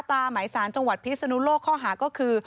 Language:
Thai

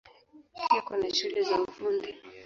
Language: Swahili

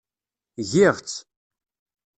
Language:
Kabyle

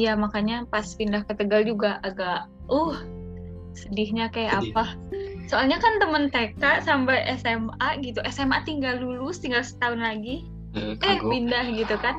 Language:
Indonesian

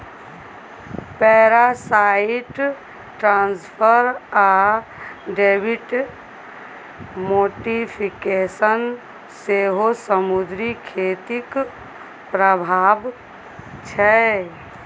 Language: Maithili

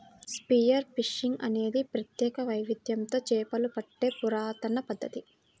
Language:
Telugu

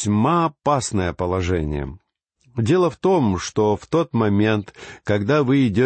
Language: Russian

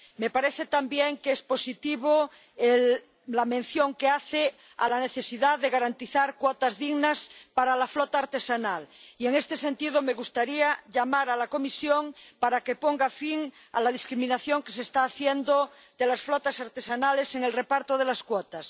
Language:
Spanish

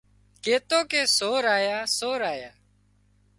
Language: Wadiyara Koli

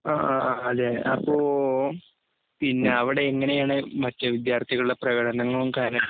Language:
Malayalam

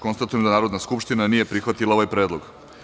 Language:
Serbian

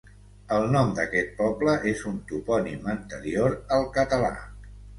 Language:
Catalan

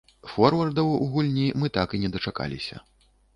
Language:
Belarusian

